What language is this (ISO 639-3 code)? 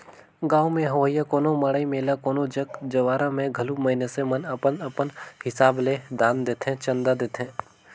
hne